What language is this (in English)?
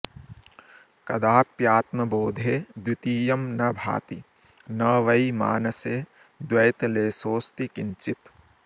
Sanskrit